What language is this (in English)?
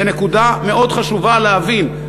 Hebrew